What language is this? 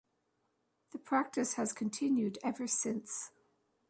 English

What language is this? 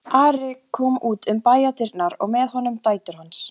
Icelandic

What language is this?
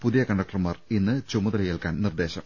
Malayalam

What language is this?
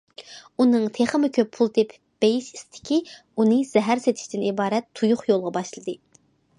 Uyghur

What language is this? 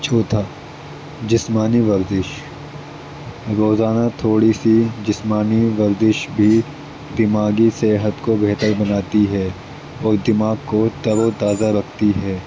Urdu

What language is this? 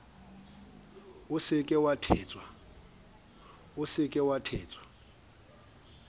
Southern Sotho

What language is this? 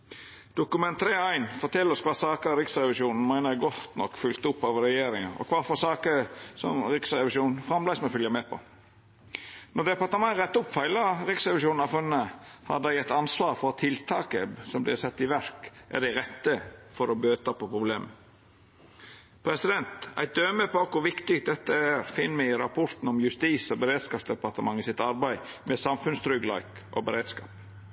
Norwegian Nynorsk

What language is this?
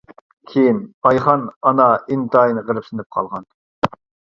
Uyghur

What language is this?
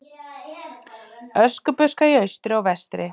Icelandic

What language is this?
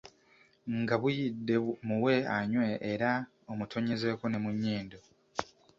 Ganda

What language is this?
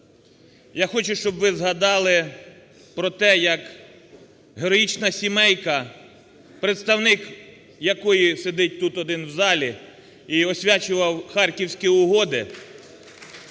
Ukrainian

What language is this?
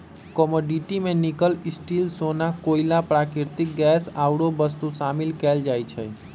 Magahi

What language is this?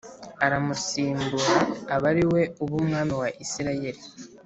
Kinyarwanda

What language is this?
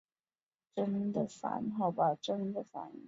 Chinese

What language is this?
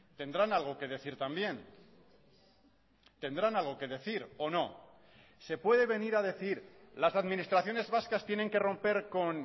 Spanish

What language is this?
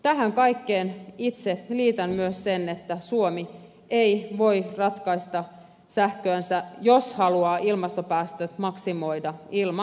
Finnish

